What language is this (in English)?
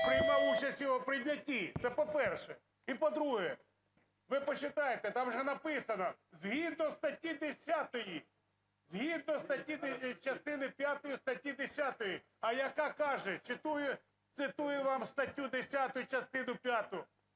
Ukrainian